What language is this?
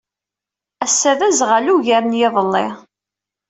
Kabyle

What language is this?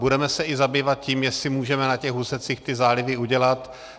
Czech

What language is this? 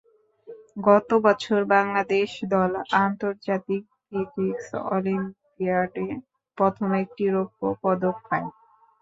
Bangla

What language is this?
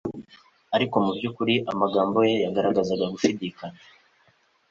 Kinyarwanda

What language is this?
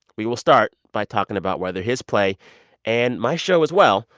English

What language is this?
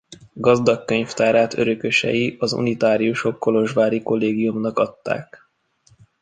Hungarian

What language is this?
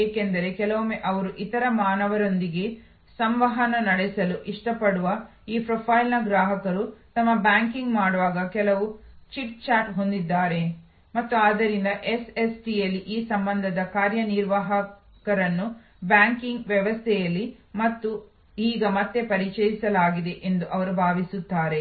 Kannada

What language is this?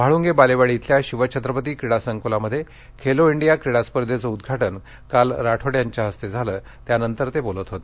Marathi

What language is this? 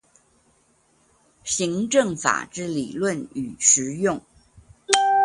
Chinese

